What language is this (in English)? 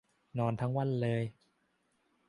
Thai